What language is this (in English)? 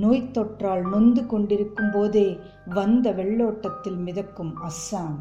Tamil